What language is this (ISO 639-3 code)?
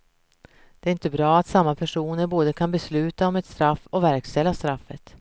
swe